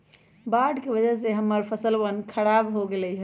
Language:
Magahi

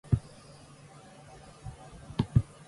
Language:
Japanese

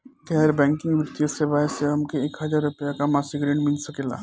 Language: Bhojpuri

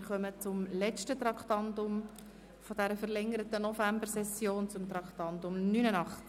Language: Swiss German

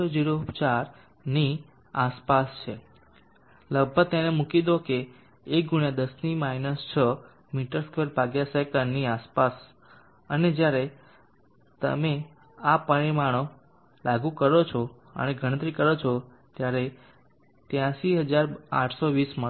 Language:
Gujarati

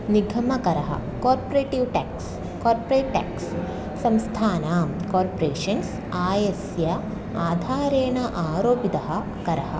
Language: Sanskrit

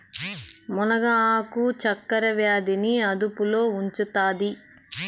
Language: Telugu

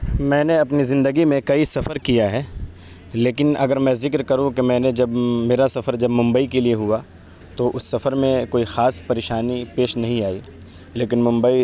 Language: Urdu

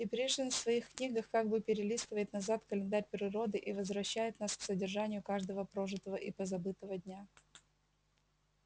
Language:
Russian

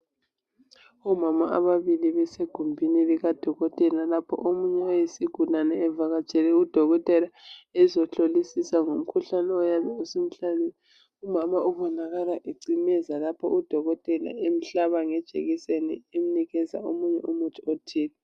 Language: North Ndebele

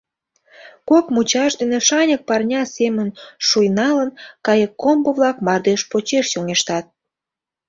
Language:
Mari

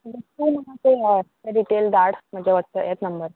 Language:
Konkani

